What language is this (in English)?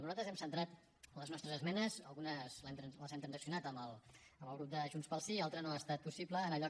Catalan